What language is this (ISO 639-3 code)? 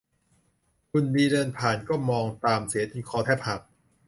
tha